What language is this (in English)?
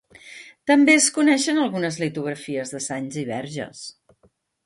Catalan